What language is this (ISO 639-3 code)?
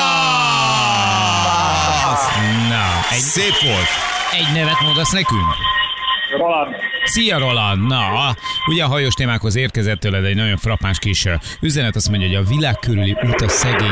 hun